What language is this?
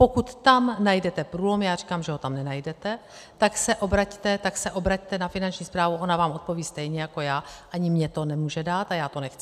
Czech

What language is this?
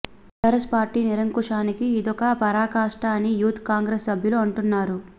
Telugu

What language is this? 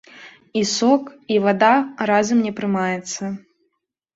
Belarusian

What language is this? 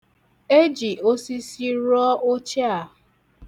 Igbo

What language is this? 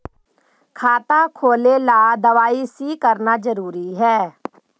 Magahi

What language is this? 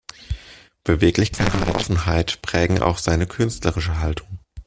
German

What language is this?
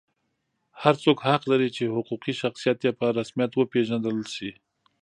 Pashto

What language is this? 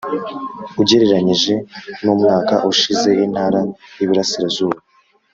Kinyarwanda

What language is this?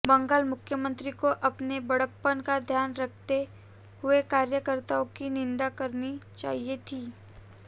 Hindi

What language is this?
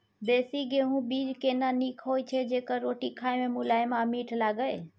Maithili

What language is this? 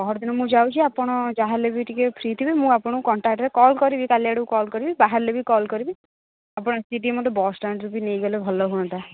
Odia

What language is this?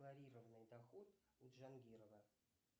Russian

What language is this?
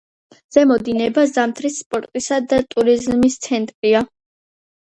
Georgian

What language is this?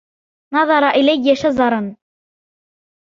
Arabic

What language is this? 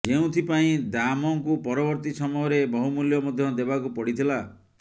Odia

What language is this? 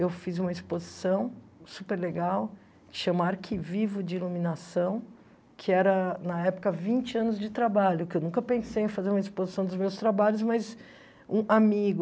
Portuguese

